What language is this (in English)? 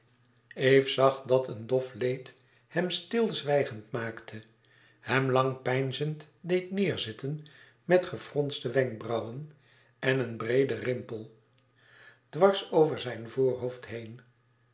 Dutch